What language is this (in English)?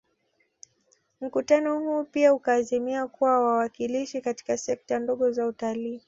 Swahili